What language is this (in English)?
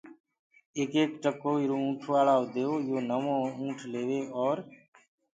Gurgula